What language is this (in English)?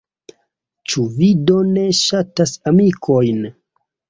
Esperanto